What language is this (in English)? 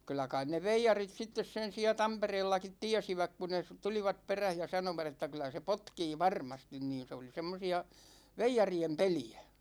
Finnish